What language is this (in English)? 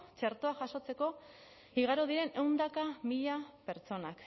Basque